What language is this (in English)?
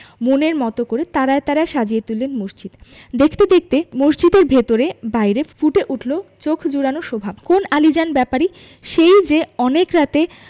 Bangla